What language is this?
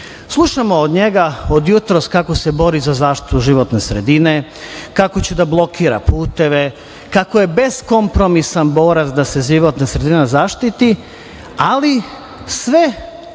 Serbian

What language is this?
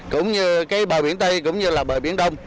Vietnamese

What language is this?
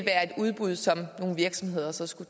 Danish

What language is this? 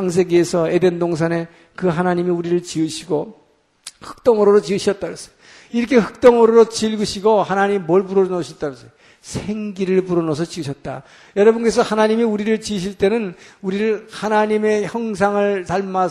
Korean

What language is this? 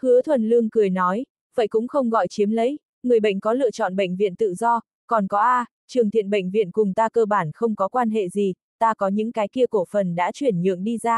Vietnamese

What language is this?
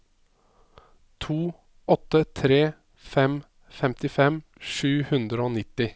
Norwegian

